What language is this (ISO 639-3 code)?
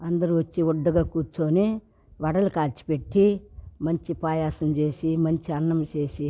tel